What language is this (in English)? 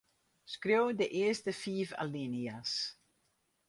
Western Frisian